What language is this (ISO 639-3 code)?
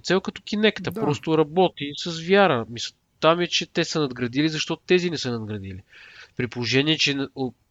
bul